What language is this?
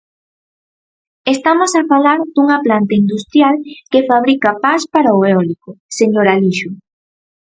Galician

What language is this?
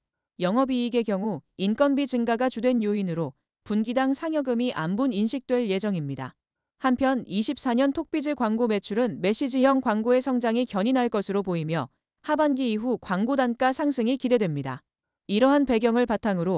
Korean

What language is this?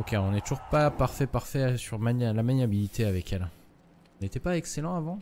French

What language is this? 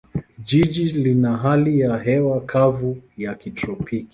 Swahili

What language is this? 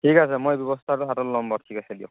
Assamese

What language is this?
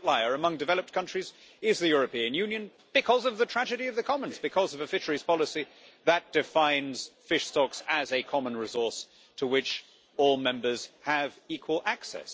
English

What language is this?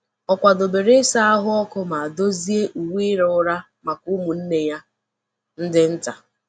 Igbo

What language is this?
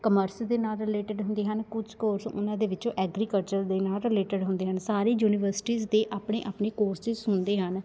Punjabi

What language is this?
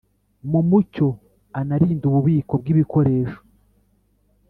Kinyarwanda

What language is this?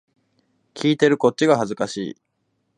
Japanese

